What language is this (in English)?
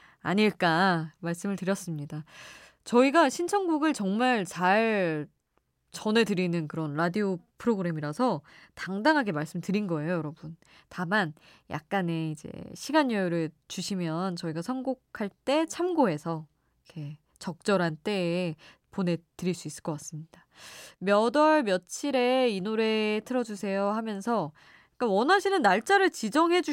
Korean